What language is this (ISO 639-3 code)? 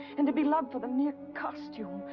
eng